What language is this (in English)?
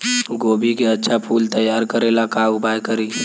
Bhojpuri